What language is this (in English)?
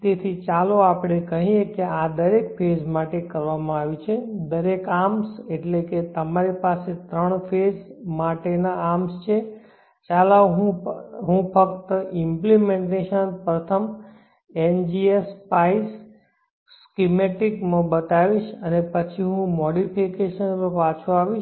Gujarati